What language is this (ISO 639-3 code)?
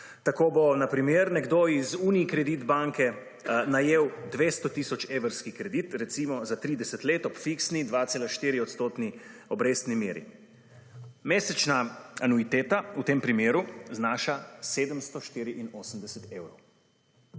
slv